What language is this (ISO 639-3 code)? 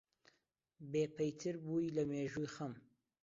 ckb